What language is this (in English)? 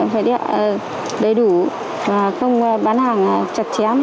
Vietnamese